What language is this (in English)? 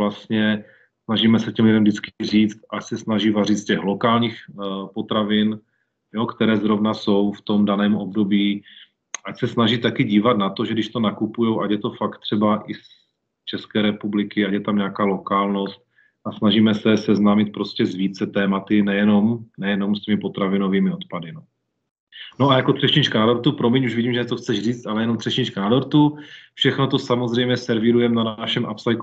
Czech